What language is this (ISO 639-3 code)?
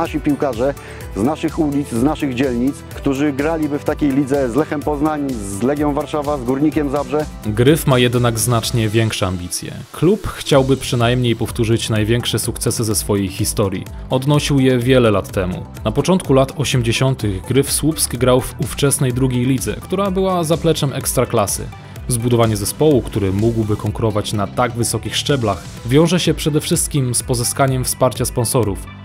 pol